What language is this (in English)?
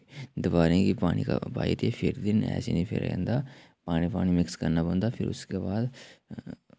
Dogri